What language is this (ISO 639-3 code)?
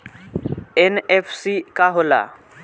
bho